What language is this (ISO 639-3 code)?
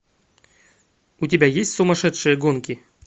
rus